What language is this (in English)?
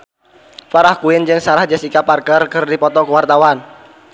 Sundanese